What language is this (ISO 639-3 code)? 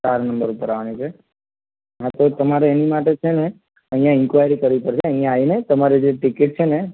guj